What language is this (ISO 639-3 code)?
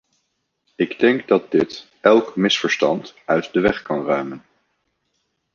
nld